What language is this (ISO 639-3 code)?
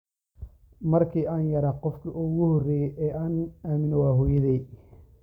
som